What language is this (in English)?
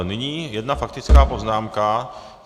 Czech